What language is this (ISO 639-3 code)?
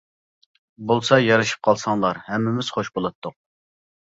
uig